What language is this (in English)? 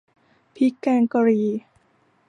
Thai